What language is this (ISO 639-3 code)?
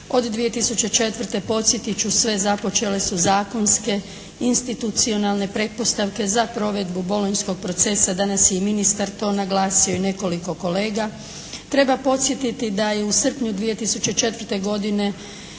hrv